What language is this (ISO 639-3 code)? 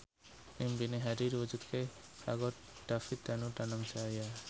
jav